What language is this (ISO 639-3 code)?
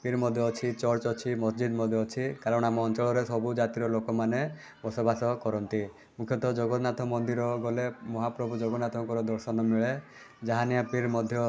ori